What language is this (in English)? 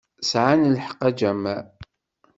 Kabyle